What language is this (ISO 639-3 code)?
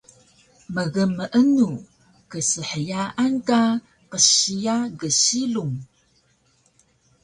trv